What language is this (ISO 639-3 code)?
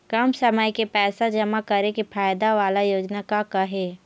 hne